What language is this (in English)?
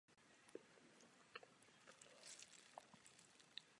Czech